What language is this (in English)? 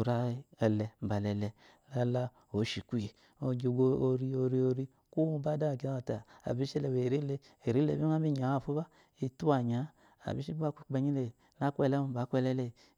Eloyi